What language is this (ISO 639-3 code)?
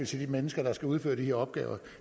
dan